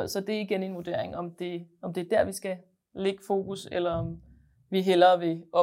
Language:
Danish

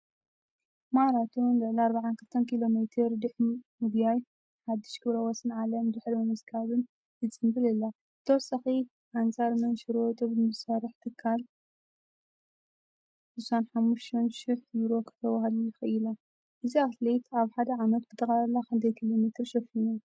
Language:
Tigrinya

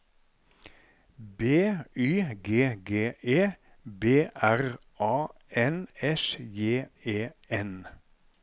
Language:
Norwegian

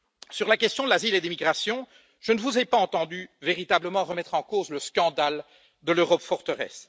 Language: French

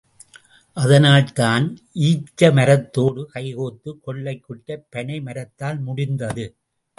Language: Tamil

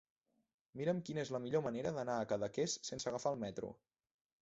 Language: Catalan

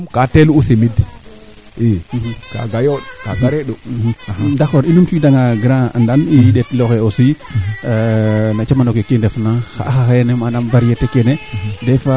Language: Serer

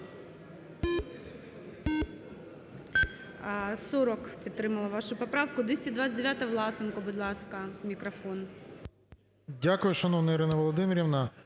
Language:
Ukrainian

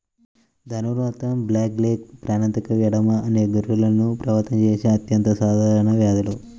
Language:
Telugu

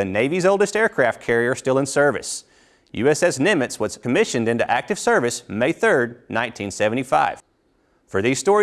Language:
English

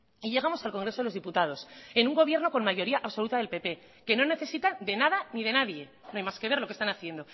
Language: Spanish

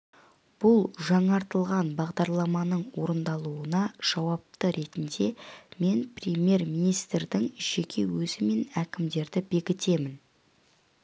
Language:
Kazakh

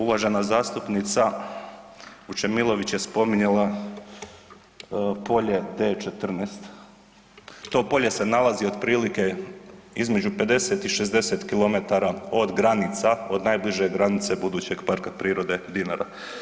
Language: Croatian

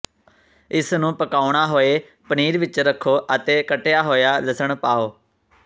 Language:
Punjabi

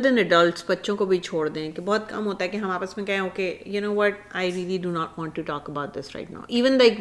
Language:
Urdu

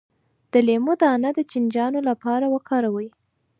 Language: Pashto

